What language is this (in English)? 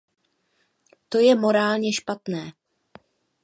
Czech